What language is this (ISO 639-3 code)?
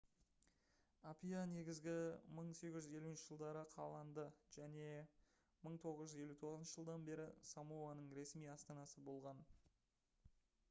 kaz